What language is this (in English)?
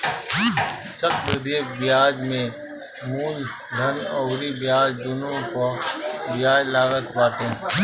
Bhojpuri